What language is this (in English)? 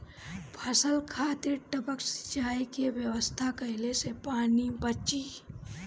Bhojpuri